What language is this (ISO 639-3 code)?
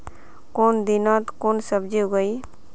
mag